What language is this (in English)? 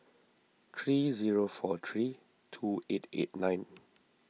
English